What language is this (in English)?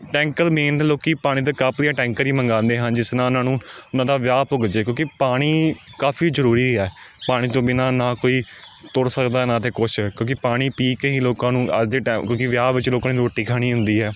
Punjabi